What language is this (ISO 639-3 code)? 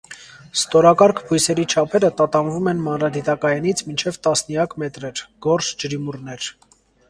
hye